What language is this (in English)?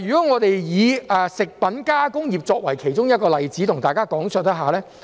Cantonese